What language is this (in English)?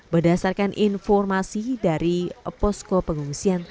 Indonesian